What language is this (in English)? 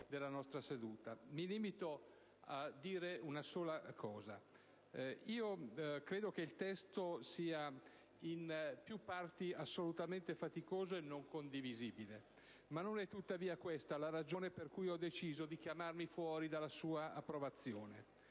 Italian